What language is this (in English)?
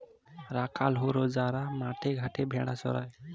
Bangla